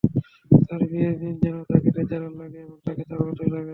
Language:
Bangla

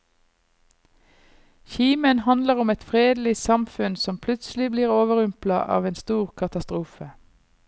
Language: Norwegian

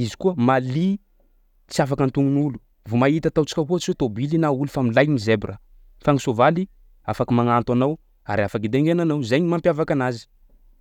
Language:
Sakalava Malagasy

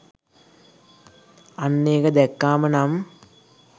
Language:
Sinhala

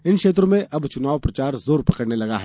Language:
Hindi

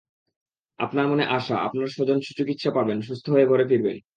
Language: Bangla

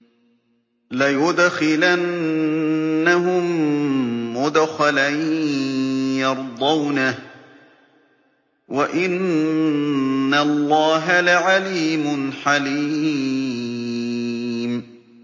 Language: Arabic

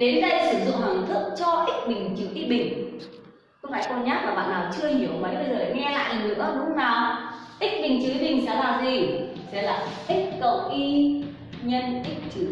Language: Vietnamese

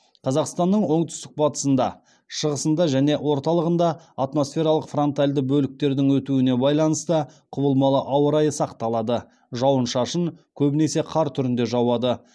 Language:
Kazakh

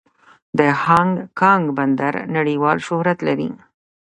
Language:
Pashto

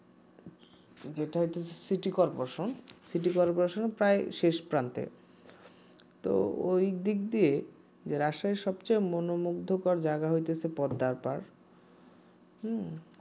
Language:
Bangla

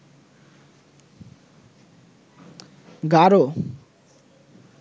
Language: Bangla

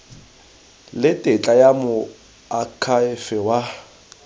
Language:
Tswana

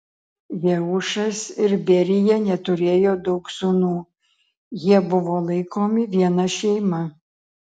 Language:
Lithuanian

